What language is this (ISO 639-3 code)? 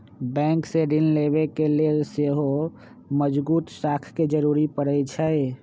mag